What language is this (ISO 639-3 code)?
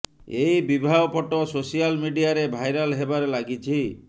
ori